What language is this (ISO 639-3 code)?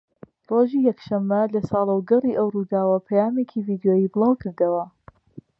ckb